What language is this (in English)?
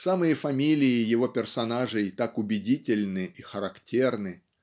Russian